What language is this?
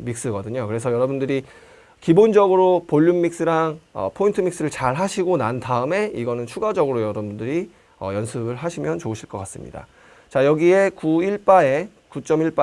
Korean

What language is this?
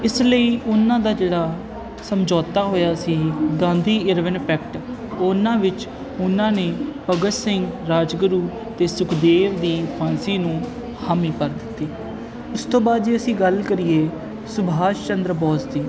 Punjabi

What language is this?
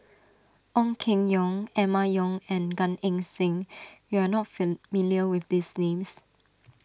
English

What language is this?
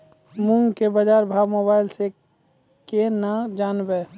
Maithili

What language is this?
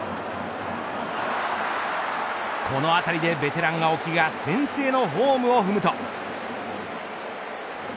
Japanese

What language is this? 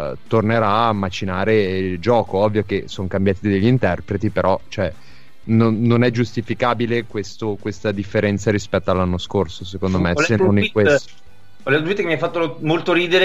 Italian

